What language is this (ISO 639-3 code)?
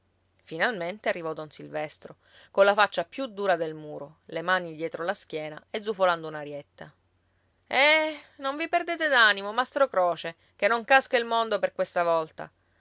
ita